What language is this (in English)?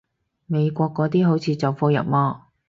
Cantonese